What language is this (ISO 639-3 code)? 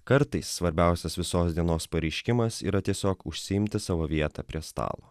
lit